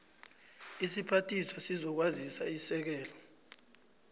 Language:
South Ndebele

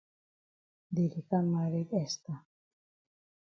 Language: Cameroon Pidgin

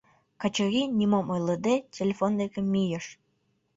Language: Mari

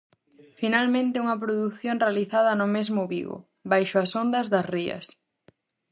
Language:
Galician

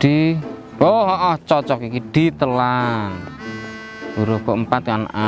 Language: Indonesian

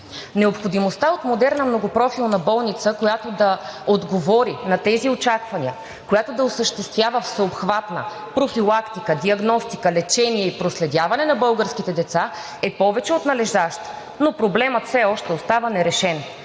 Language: Bulgarian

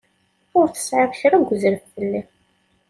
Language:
Kabyle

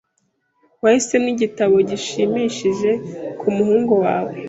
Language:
Kinyarwanda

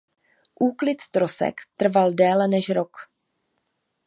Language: Czech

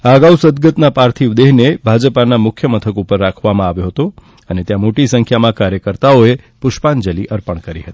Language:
Gujarati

